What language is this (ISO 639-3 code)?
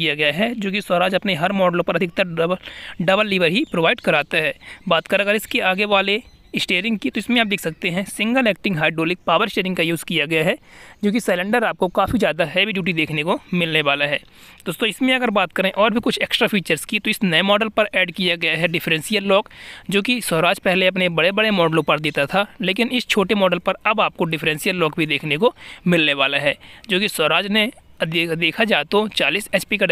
hin